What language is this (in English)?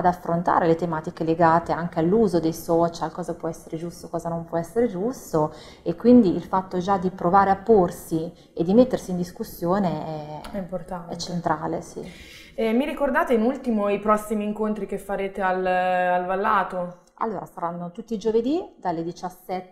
Italian